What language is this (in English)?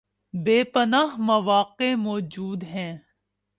Urdu